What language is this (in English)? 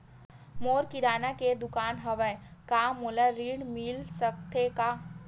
Chhattisgarhi